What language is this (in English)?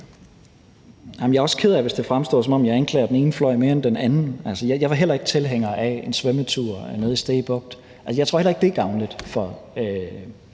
Danish